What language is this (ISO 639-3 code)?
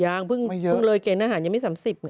tha